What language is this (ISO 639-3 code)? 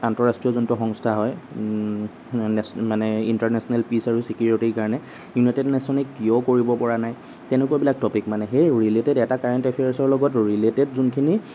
asm